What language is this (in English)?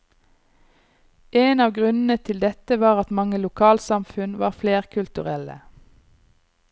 Norwegian